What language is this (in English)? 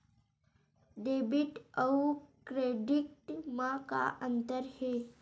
Chhattisgarhi